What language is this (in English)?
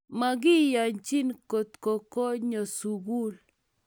Kalenjin